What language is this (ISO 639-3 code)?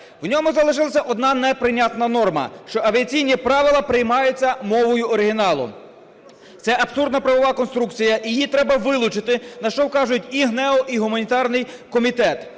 ukr